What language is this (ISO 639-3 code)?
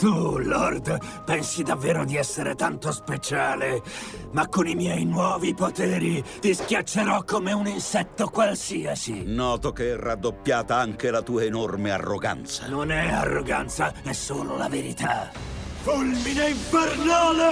ita